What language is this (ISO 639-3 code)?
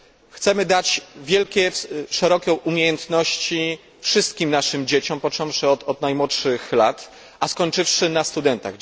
pol